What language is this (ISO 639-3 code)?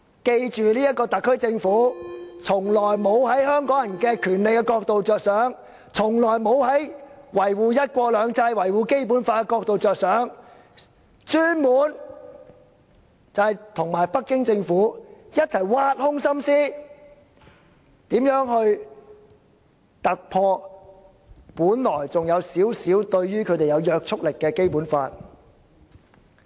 yue